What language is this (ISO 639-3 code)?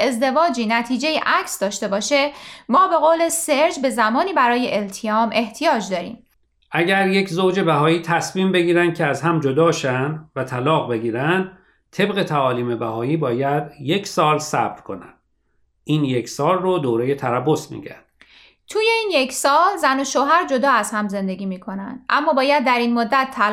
fas